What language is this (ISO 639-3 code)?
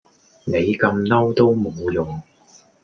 yue